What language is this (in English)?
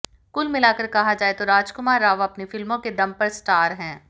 Hindi